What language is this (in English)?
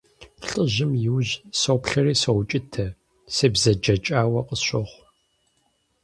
Kabardian